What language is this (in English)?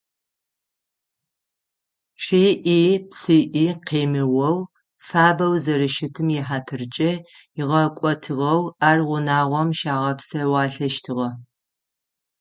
Adyghe